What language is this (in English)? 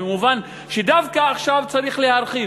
Hebrew